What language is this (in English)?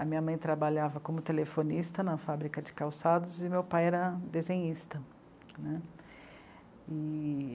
Portuguese